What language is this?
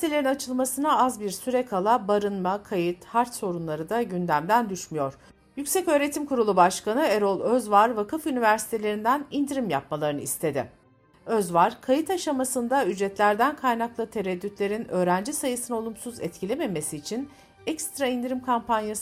Turkish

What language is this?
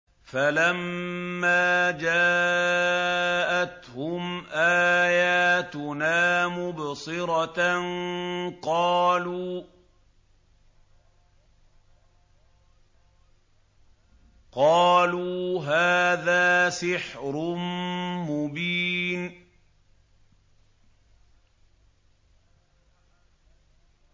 Arabic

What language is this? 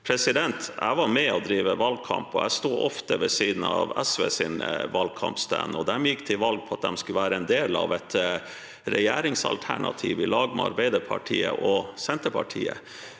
Norwegian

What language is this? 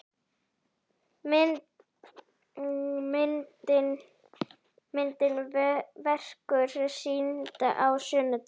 Icelandic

